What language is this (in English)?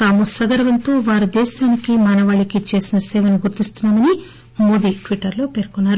Telugu